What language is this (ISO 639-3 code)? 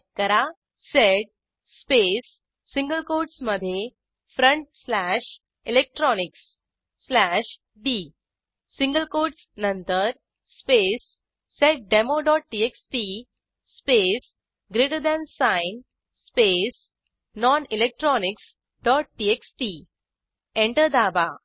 mar